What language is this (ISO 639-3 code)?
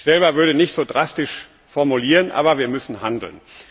deu